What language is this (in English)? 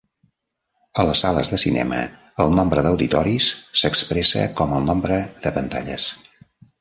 Catalan